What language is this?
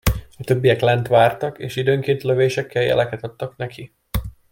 Hungarian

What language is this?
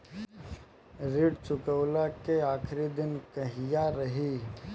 Bhojpuri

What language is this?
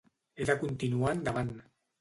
Catalan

